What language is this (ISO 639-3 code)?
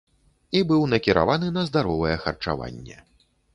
bel